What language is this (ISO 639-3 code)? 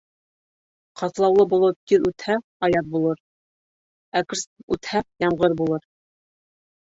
bak